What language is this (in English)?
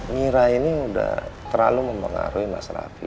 Indonesian